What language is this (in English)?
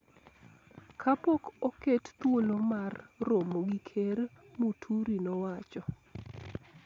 Luo (Kenya and Tanzania)